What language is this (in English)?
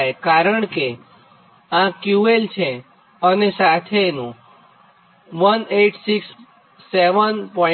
Gujarati